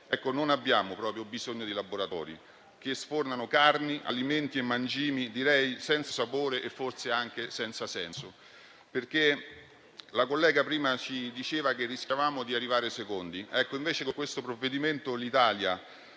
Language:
Italian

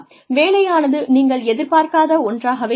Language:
Tamil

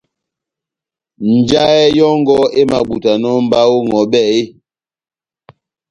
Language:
Batanga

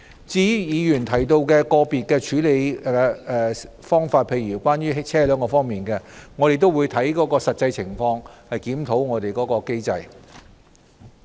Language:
Cantonese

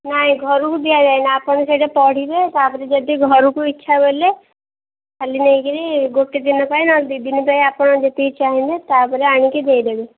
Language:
Odia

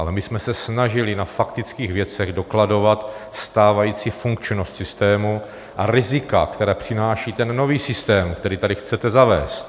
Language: Czech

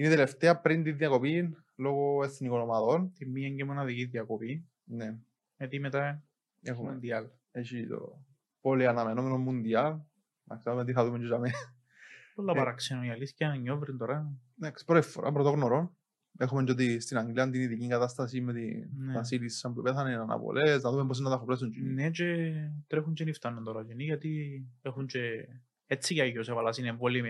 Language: Greek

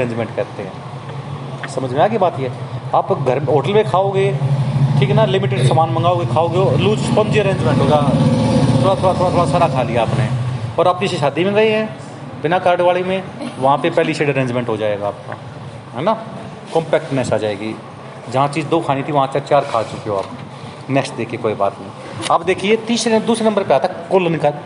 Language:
Hindi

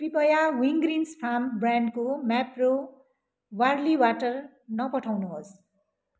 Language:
Nepali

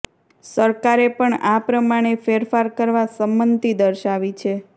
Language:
Gujarati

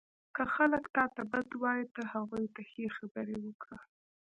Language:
Pashto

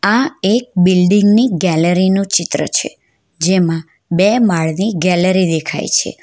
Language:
Gujarati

